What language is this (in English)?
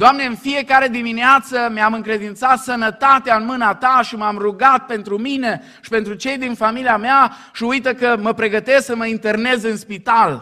Romanian